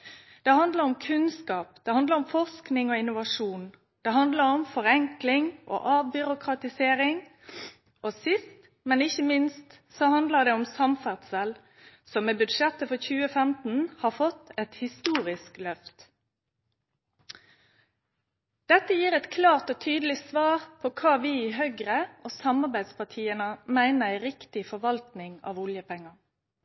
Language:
Norwegian Nynorsk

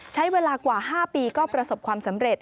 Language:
Thai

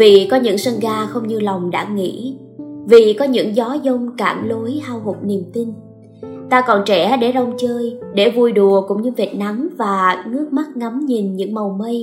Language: Vietnamese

